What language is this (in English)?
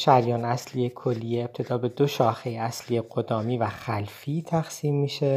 Persian